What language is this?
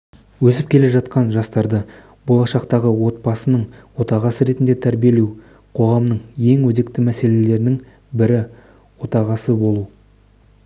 Kazakh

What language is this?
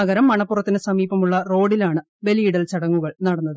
Malayalam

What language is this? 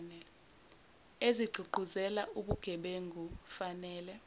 Zulu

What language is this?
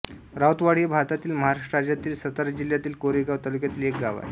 Marathi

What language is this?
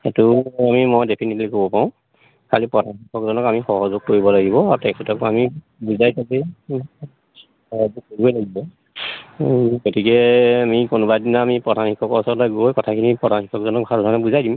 Assamese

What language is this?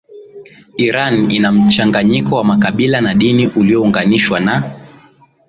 Swahili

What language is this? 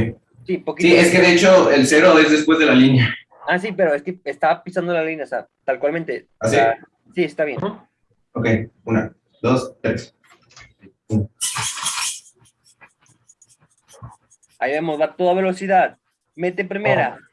Spanish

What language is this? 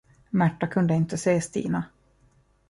Swedish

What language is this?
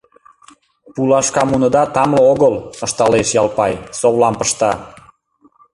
Mari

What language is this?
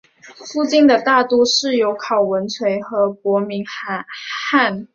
Chinese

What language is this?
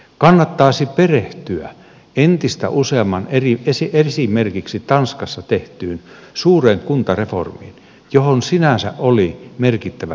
Finnish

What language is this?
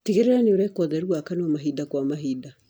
Kikuyu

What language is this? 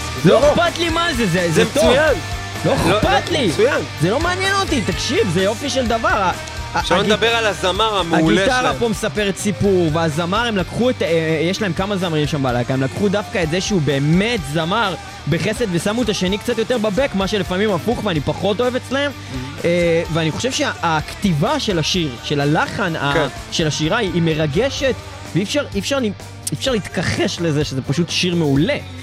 Hebrew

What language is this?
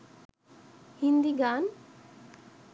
Bangla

